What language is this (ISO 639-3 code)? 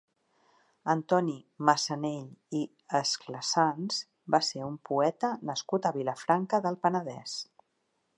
cat